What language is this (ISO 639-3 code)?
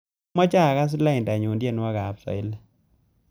kln